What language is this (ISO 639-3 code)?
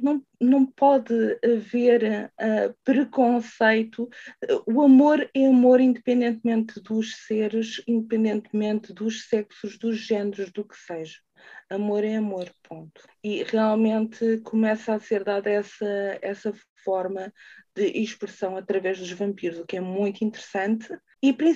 por